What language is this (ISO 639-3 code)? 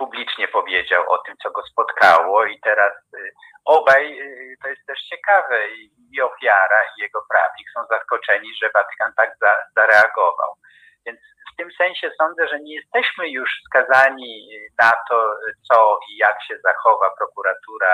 pol